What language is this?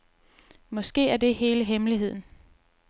Danish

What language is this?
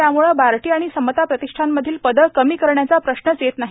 Marathi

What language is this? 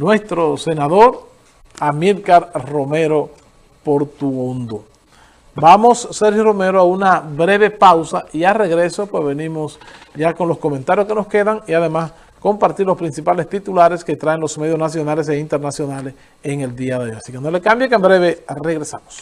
Spanish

